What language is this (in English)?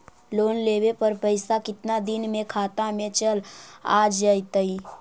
Magahi